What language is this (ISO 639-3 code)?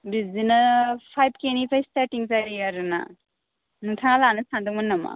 brx